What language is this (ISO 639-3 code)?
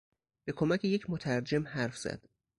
fas